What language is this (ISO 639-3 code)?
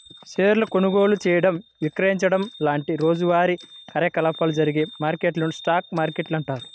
tel